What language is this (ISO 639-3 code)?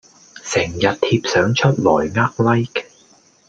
yue